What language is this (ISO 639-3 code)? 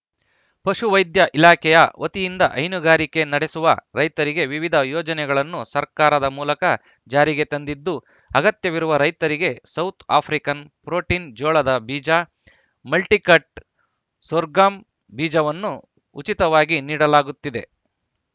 kan